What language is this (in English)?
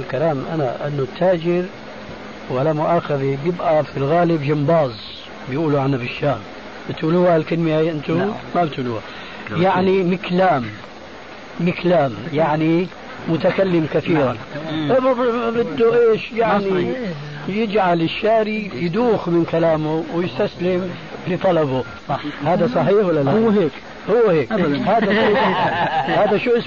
Arabic